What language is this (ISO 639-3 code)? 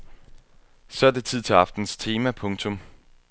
dan